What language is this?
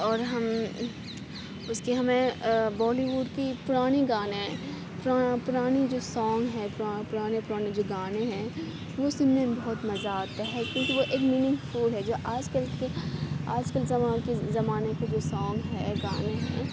Urdu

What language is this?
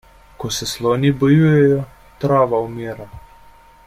Slovenian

